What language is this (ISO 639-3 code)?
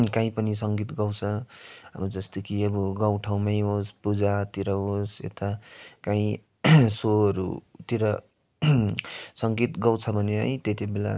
nep